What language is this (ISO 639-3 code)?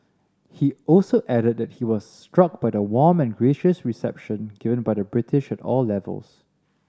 eng